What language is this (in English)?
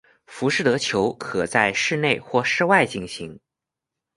Chinese